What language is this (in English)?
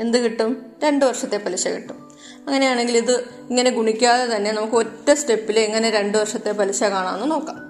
Malayalam